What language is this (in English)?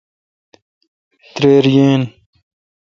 Kalkoti